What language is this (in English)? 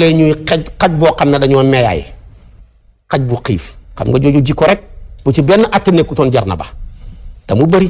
Indonesian